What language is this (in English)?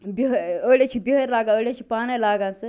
Kashmiri